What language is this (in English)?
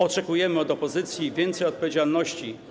Polish